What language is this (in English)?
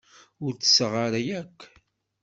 Kabyle